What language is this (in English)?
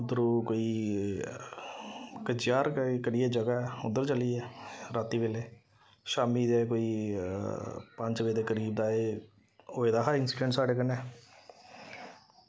Dogri